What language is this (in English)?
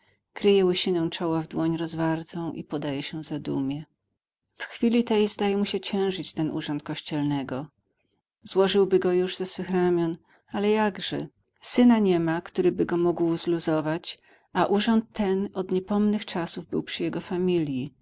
Polish